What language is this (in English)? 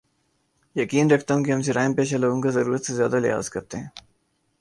Urdu